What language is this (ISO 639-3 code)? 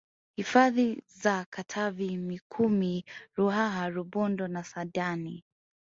swa